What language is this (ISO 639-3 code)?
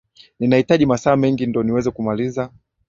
swa